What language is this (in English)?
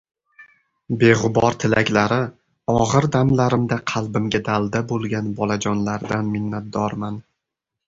Uzbek